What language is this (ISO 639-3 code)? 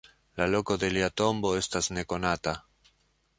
epo